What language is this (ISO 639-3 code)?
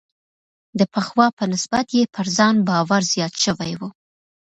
pus